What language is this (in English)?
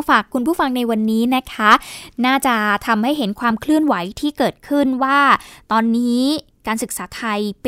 Thai